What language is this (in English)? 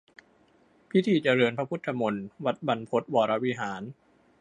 Thai